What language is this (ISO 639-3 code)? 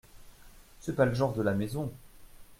fra